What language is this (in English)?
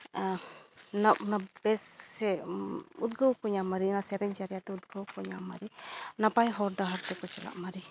Santali